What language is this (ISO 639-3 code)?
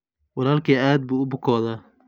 som